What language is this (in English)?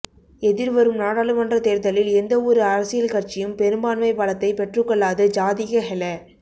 Tamil